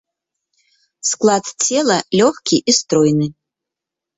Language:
Belarusian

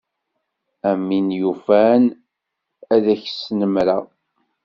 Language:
Kabyle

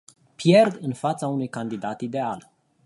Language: Romanian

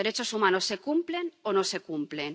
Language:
Spanish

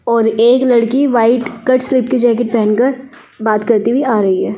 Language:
Hindi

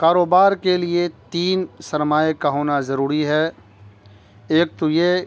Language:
Urdu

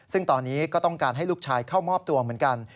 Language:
Thai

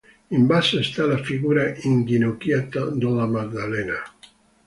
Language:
Italian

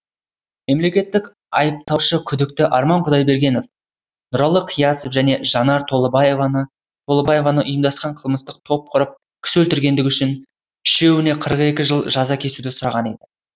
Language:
Kazakh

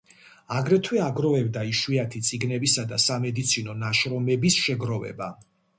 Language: Georgian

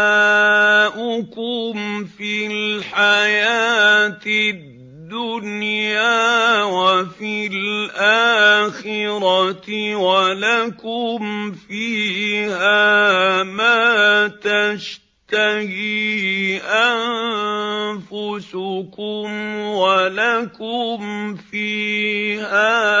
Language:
Arabic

